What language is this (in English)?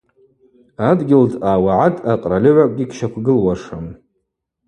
Abaza